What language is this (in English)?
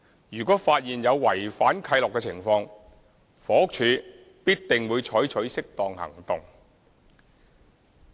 Cantonese